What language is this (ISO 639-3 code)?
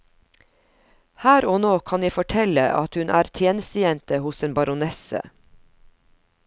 nor